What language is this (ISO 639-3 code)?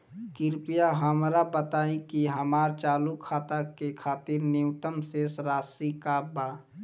bho